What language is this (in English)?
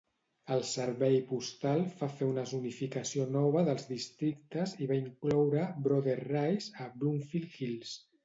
Catalan